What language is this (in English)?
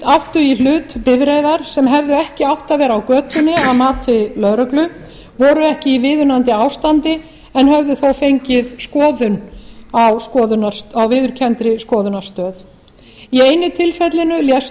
Icelandic